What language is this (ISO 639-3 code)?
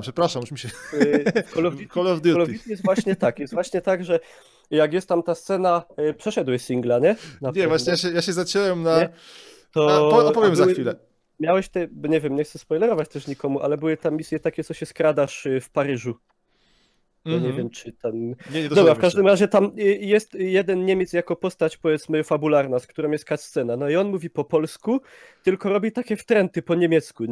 pol